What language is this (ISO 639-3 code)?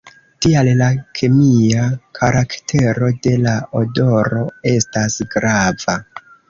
epo